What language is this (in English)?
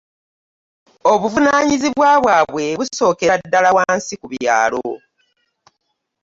Ganda